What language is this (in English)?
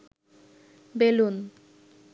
Bangla